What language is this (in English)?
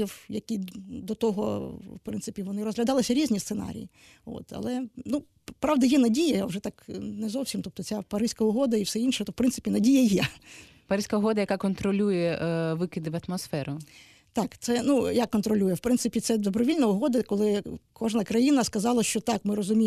Ukrainian